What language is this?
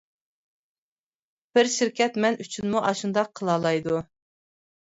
Uyghur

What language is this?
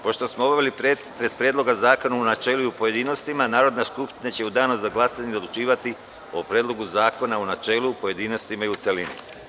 Serbian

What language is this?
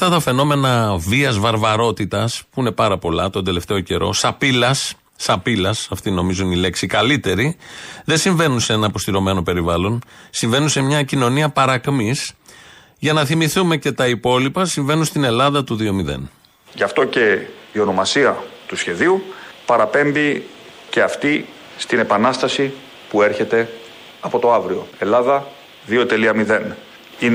Greek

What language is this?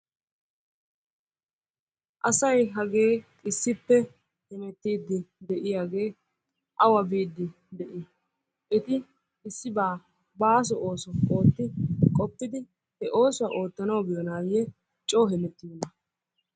Wolaytta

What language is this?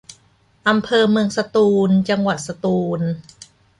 Thai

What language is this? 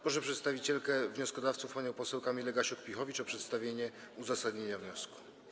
Polish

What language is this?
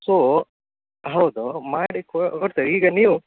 Kannada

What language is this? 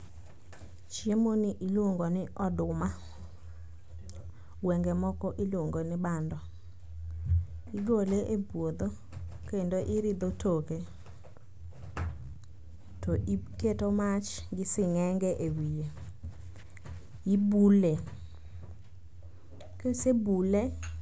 Luo (Kenya and Tanzania)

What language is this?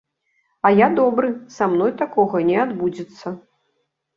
Belarusian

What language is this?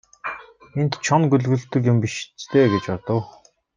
Mongolian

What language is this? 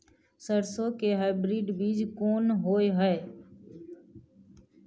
Maithili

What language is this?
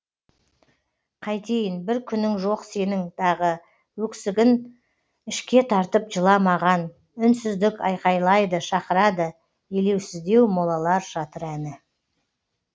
Kazakh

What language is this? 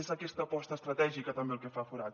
Catalan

